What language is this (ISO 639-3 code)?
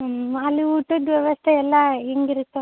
kan